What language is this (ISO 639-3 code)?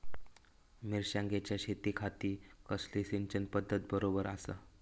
mar